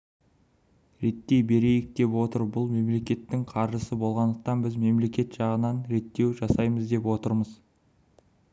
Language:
Kazakh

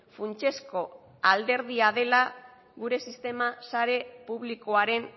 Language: Basque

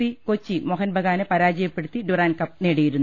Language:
Malayalam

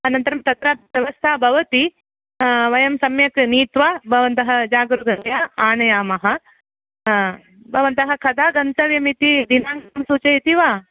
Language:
Sanskrit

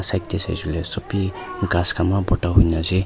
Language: Naga Pidgin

